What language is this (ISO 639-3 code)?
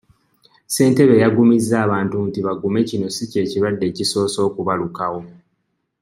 lug